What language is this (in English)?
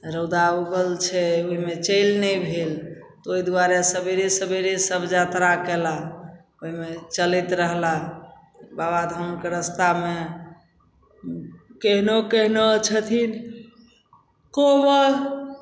Maithili